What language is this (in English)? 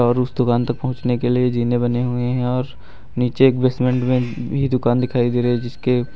Hindi